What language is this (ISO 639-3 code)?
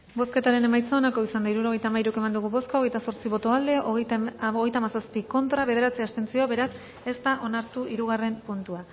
eus